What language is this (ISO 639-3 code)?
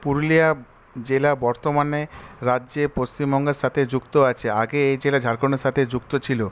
ben